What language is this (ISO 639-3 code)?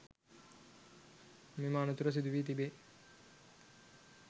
sin